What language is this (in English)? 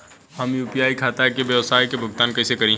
Bhojpuri